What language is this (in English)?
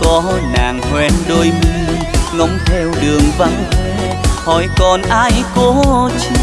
Vietnamese